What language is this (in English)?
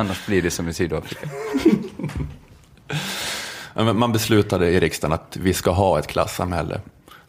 Swedish